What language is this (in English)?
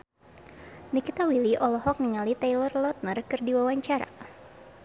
Sundanese